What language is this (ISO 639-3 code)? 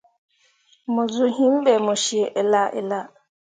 mua